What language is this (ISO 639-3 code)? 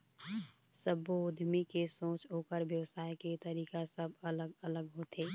hne